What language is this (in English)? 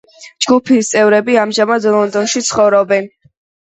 Georgian